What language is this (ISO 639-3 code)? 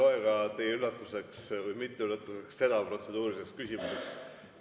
est